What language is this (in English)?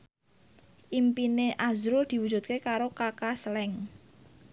Javanese